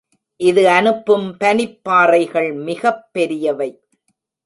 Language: Tamil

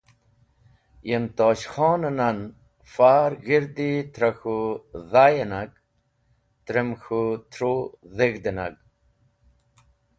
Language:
Wakhi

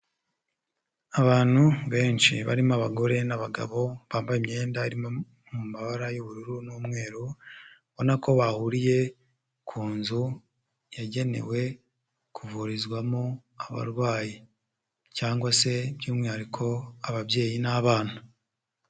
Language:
Kinyarwanda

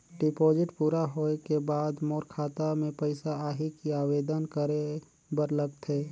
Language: Chhattisgarhi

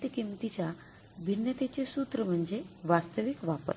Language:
Marathi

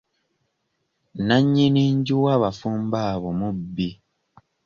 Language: Ganda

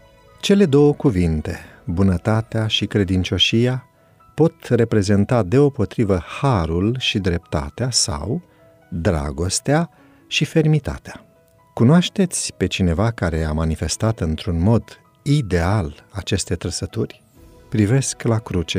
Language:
Romanian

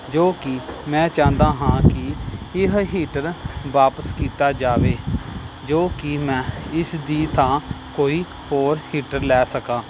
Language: Punjabi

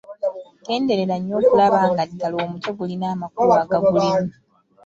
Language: Ganda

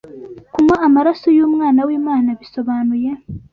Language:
Kinyarwanda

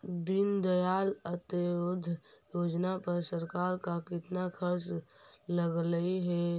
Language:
Magahi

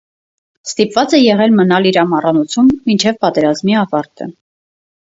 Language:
Armenian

